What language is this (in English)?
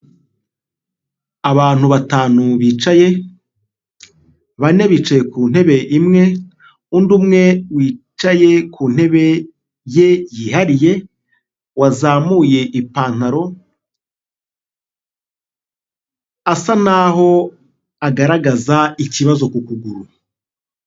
Kinyarwanda